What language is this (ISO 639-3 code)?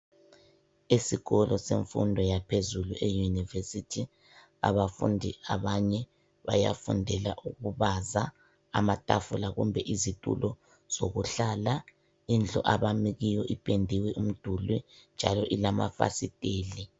nde